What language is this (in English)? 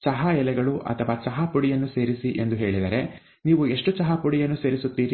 Kannada